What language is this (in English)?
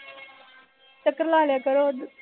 Punjabi